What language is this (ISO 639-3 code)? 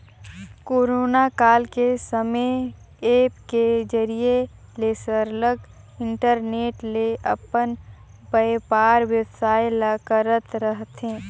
hne